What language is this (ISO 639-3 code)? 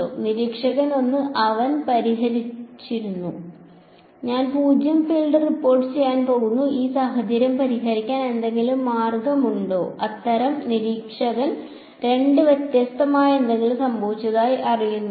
mal